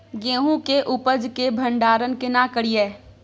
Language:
Maithili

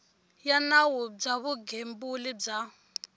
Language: Tsonga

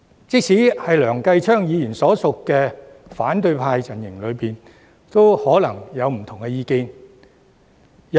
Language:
Cantonese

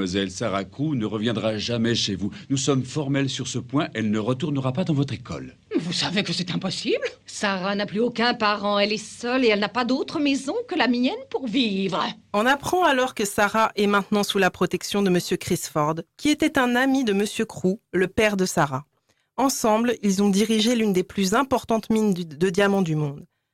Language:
French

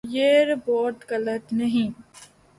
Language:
Urdu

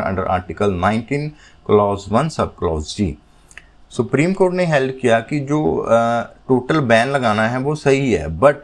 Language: Hindi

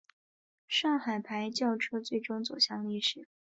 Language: Chinese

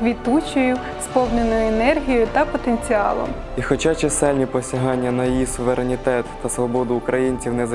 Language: Ukrainian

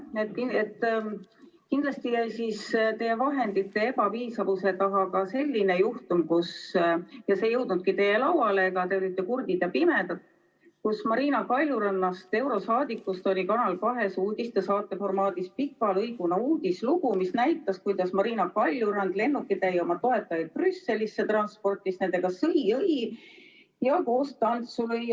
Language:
Estonian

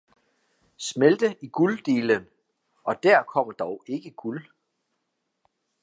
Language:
Danish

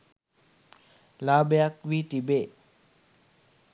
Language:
Sinhala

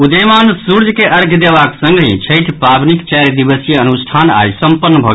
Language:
Maithili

